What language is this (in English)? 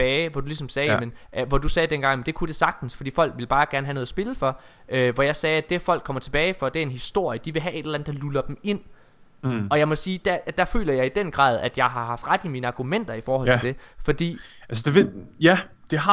Danish